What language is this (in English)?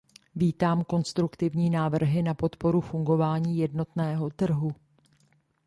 Czech